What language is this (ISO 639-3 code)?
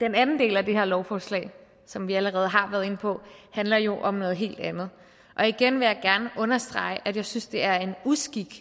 dan